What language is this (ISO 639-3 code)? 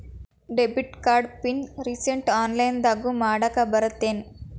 kan